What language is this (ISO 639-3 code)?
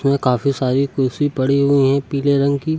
hin